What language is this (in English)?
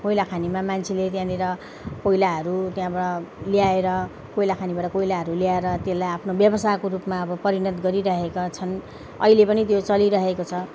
Nepali